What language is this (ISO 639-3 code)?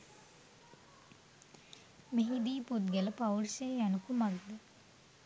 sin